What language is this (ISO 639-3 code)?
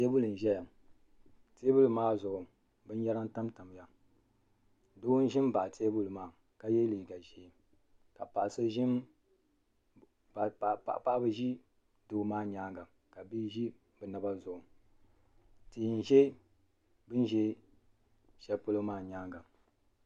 dag